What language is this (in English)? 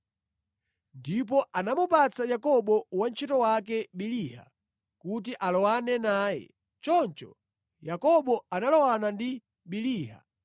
Nyanja